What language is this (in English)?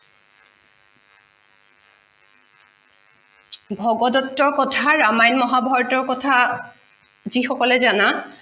Assamese